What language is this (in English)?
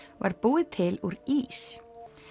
Icelandic